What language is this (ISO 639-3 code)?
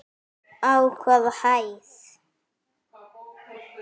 isl